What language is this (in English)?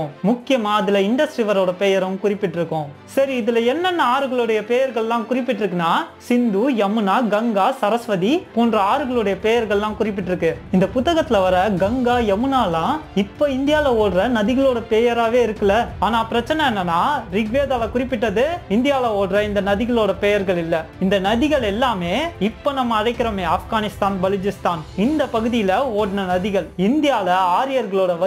Romanian